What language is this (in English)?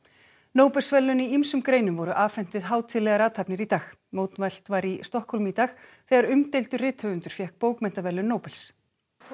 Icelandic